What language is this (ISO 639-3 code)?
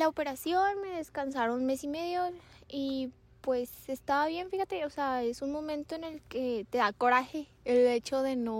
spa